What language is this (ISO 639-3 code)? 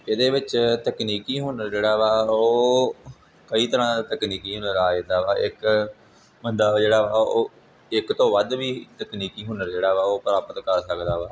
pan